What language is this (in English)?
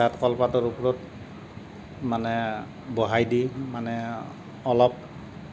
Assamese